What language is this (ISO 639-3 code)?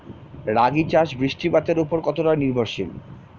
ben